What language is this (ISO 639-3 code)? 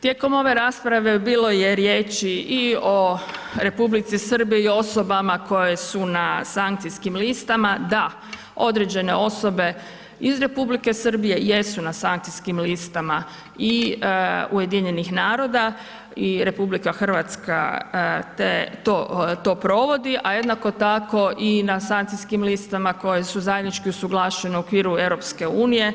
hrv